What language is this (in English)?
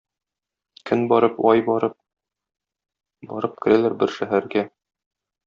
Tatar